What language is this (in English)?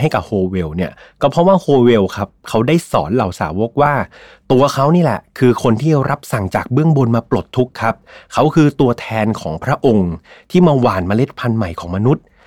Thai